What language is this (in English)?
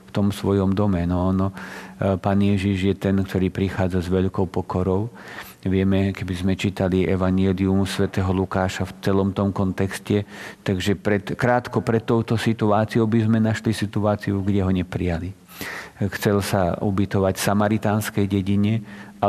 Slovak